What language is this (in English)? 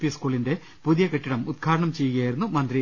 Malayalam